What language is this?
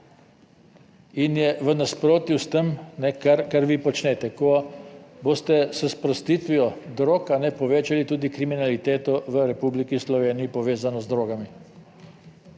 Slovenian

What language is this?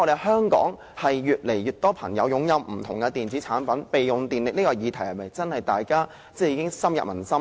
Cantonese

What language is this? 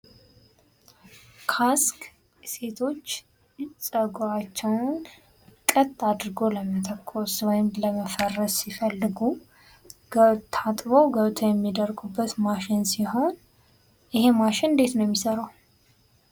Amharic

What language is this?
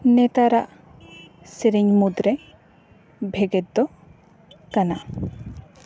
Santali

